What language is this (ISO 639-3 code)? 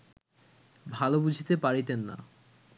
ben